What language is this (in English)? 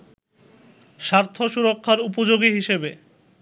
Bangla